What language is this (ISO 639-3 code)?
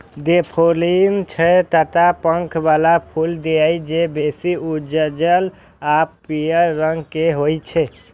mai